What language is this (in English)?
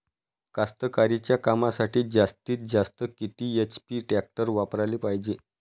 Marathi